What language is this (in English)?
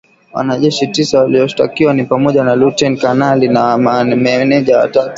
Swahili